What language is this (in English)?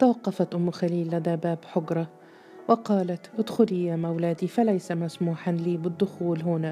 Arabic